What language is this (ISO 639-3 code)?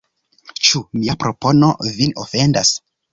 epo